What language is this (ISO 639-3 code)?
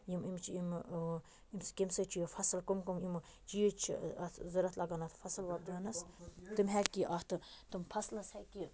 kas